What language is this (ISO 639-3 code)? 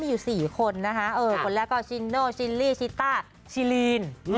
tha